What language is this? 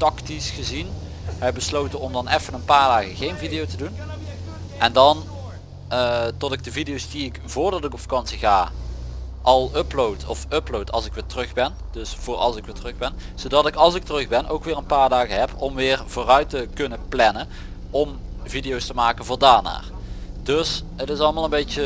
Dutch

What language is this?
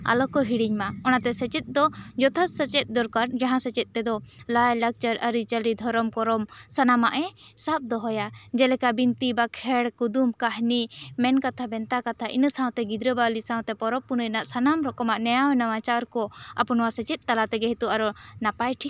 Santali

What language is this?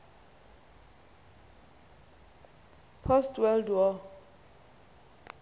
Xhosa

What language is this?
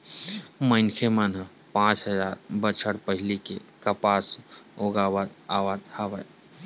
Chhattisgarhi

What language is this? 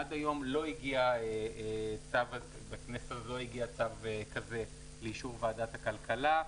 Hebrew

